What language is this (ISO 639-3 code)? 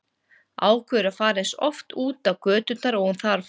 isl